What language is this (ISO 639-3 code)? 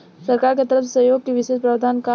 bho